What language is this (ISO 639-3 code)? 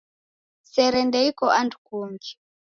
dav